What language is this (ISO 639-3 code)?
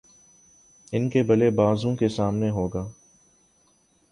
urd